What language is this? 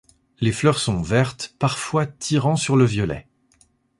French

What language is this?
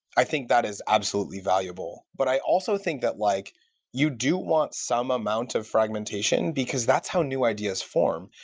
English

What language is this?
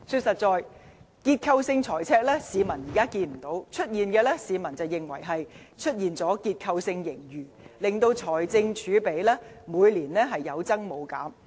Cantonese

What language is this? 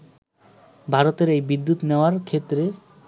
Bangla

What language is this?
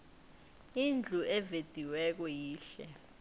South Ndebele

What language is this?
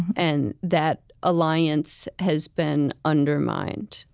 English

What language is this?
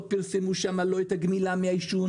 Hebrew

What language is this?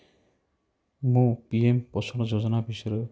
Odia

